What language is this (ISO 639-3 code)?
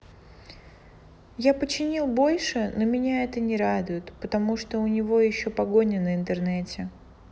rus